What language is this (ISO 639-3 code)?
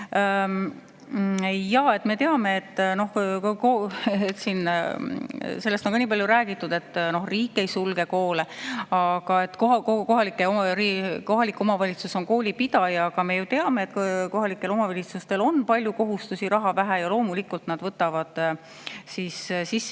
est